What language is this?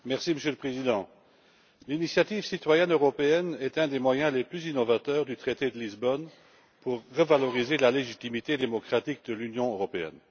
French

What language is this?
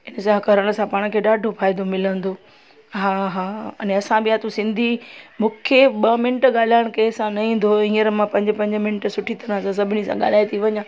Sindhi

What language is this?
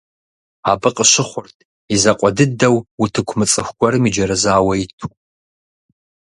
Kabardian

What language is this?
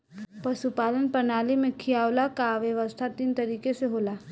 Bhojpuri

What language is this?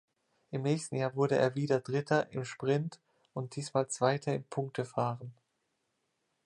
German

